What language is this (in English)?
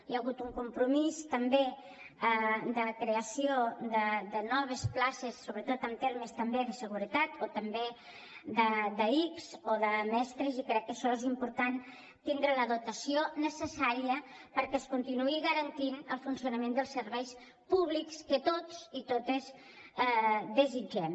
Catalan